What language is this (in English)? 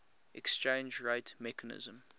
English